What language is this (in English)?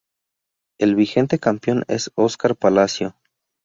Spanish